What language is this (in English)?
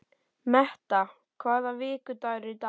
Icelandic